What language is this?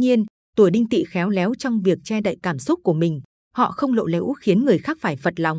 Vietnamese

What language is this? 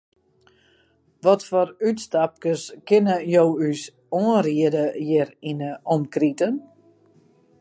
Western Frisian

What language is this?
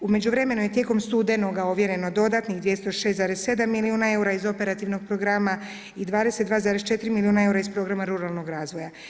Croatian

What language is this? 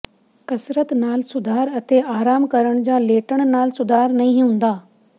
Punjabi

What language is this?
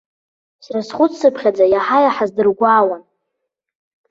Abkhazian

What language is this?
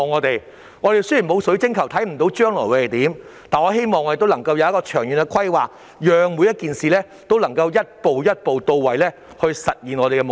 Cantonese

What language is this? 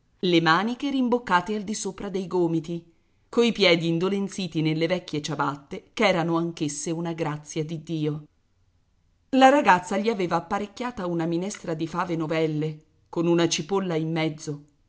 Italian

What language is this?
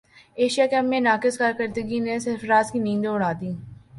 Urdu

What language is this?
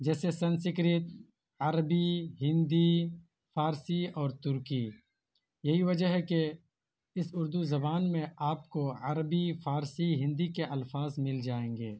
Urdu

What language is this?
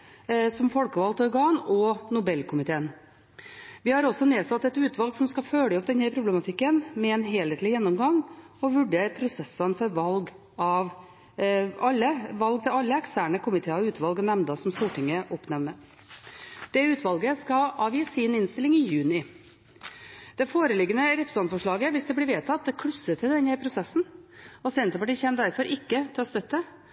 Norwegian Bokmål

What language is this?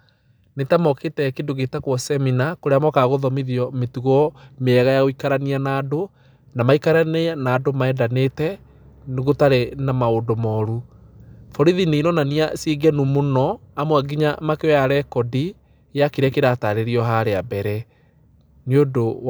Kikuyu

